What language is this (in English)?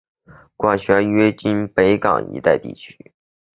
Chinese